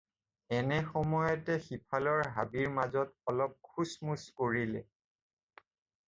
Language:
Assamese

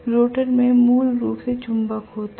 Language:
Hindi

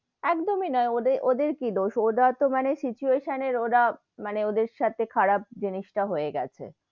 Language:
Bangla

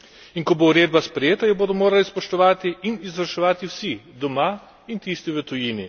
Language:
Slovenian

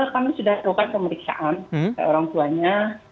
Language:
Indonesian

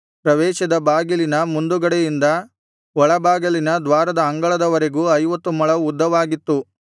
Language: Kannada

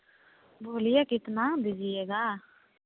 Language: Hindi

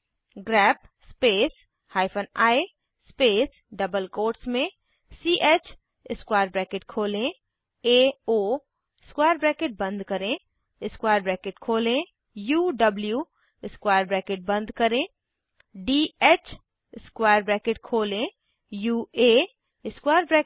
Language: Hindi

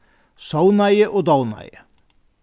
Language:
Faroese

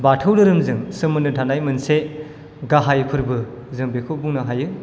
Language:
Bodo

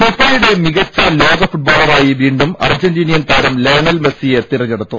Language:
Malayalam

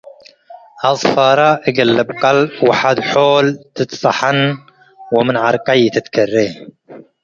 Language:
Tigre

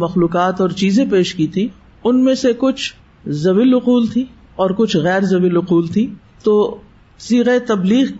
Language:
Urdu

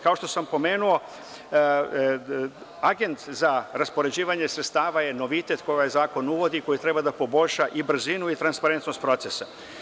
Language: Serbian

